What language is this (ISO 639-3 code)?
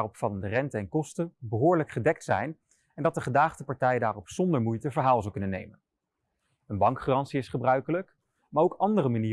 nld